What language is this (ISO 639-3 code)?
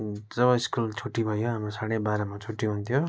nep